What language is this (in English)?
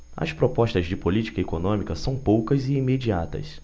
Portuguese